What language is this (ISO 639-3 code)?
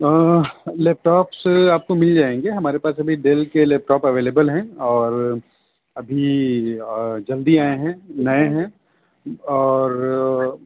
urd